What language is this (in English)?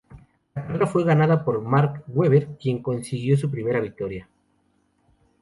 Spanish